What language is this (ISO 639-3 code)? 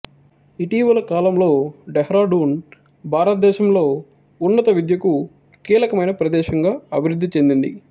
tel